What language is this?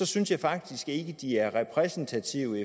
Danish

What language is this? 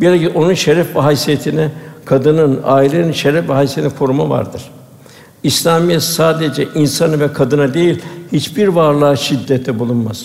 Turkish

